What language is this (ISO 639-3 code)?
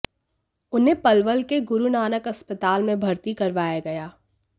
hin